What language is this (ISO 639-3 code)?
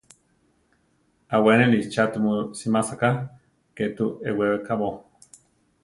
tar